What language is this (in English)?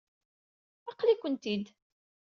Kabyle